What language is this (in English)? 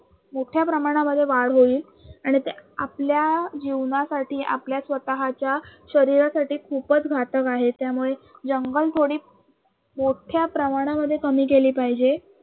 Marathi